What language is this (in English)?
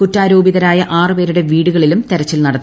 Malayalam